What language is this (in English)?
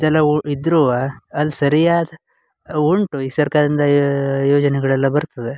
Kannada